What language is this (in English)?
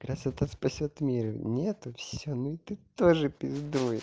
Russian